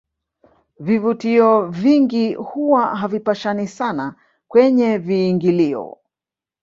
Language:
Swahili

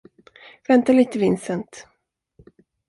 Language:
Swedish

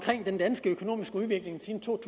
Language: Danish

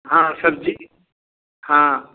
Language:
Hindi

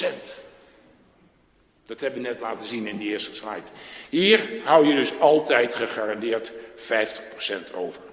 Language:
Dutch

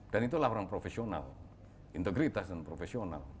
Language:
Indonesian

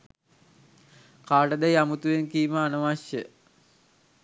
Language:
Sinhala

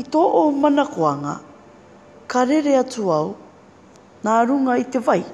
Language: Māori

